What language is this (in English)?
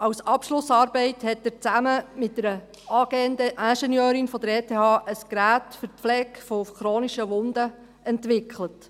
Swiss German